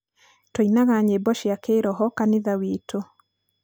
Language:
Kikuyu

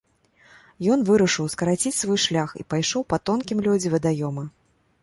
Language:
Belarusian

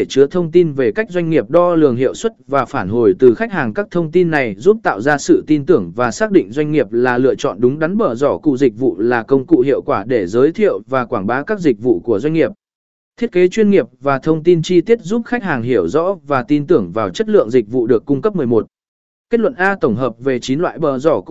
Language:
Vietnamese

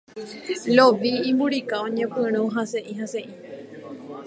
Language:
Guarani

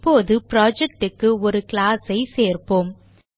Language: Tamil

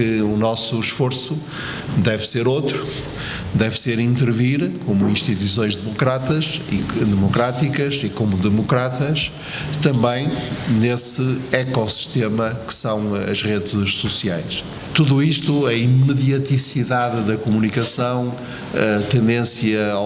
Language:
Portuguese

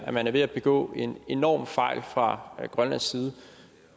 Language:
Danish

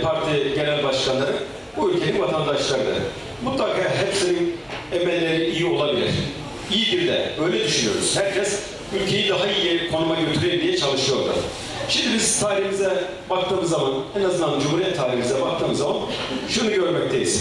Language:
Turkish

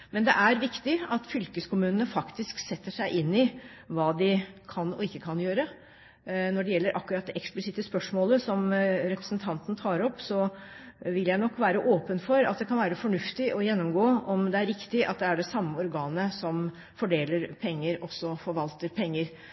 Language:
Norwegian Bokmål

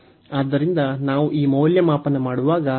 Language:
Kannada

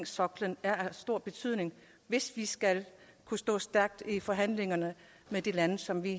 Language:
Danish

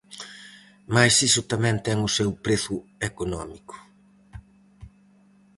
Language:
Galician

